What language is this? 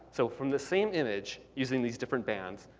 English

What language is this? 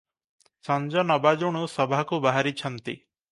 Odia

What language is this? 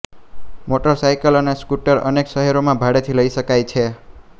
Gujarati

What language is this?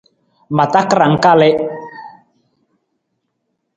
Nawdm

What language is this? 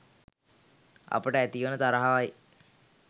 Sinhala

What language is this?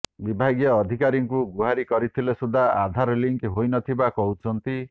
Odia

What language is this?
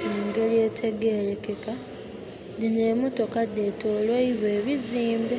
Soga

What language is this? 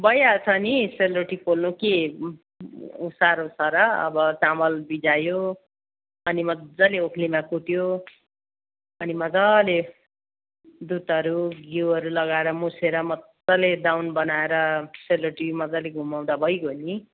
Nepali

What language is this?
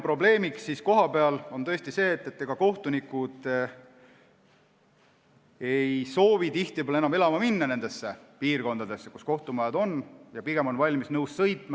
Estonian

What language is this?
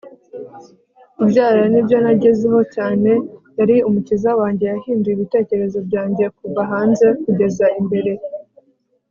Kinyarwanda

